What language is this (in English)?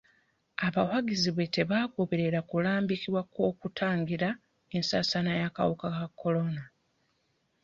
Ganda